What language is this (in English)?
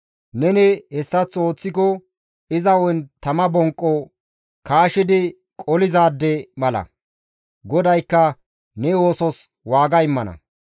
Gamo